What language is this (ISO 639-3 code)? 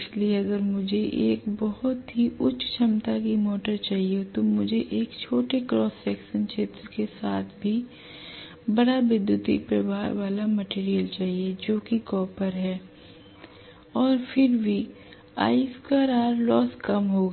hin